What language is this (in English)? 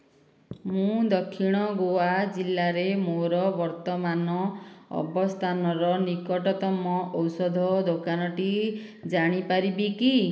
Odia